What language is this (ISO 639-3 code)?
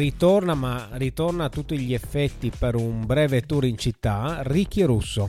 ita